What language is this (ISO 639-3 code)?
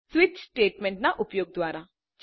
guj